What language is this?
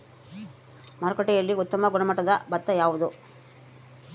Kannada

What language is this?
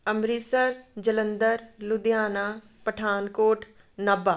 Punjabi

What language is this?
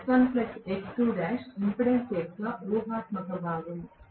Telugu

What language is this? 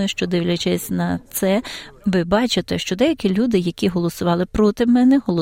Ukrainian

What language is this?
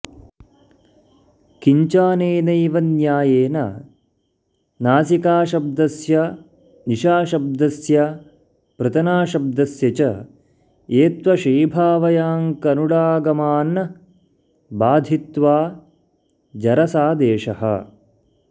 Sanskrit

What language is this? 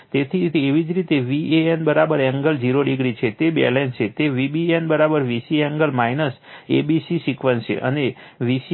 Gujarati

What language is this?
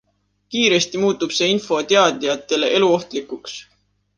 Estonian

